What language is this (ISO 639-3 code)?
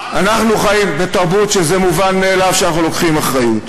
heb